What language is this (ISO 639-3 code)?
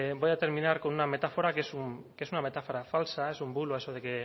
spa